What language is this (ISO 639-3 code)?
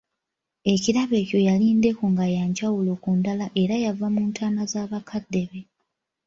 lug